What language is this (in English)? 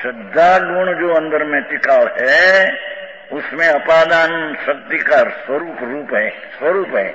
Romanian